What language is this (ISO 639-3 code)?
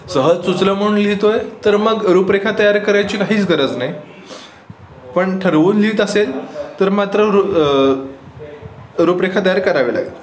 mar